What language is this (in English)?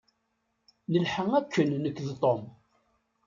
Kabyle